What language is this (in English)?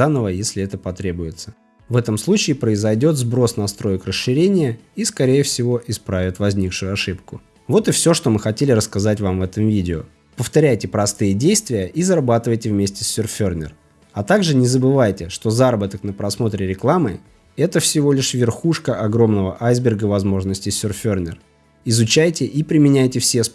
Russian